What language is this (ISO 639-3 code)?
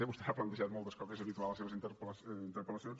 cat